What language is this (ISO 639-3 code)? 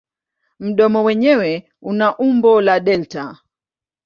swa